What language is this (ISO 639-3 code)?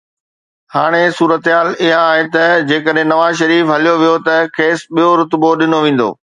snd